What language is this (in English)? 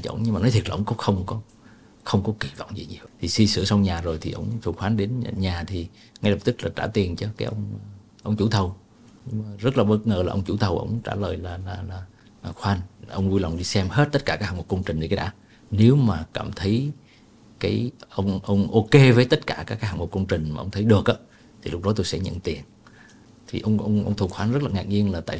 Vietnamese